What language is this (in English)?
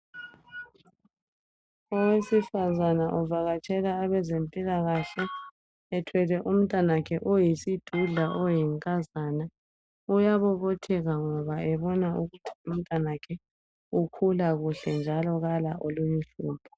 North Ndebele